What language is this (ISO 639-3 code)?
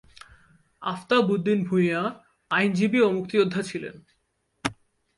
ben